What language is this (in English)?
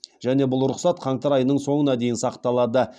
Kazakh